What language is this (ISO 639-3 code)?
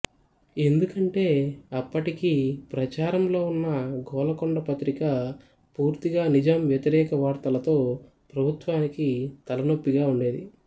tel